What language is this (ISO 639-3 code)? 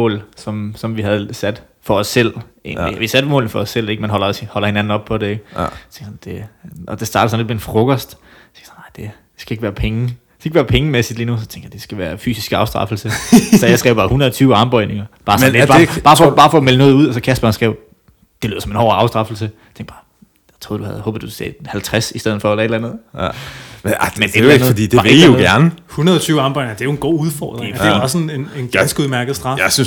dan